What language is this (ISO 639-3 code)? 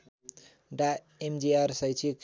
nep